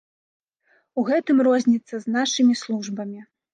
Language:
Belarusian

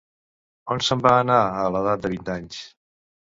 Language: Catalan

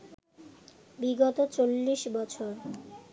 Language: Bangla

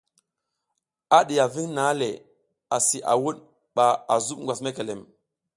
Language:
South Giziga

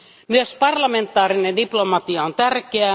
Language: Finnish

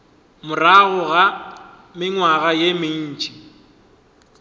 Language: Northern Sotho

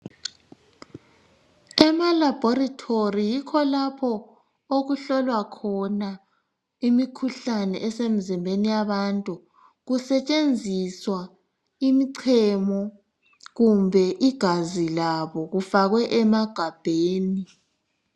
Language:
North Ndebele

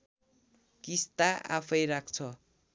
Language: Nepali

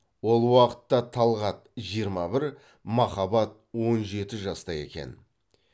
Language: Kazakh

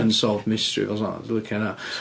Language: Welsh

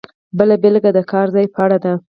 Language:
Pashto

